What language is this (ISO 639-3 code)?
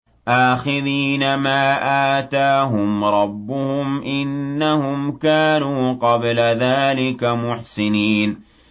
ara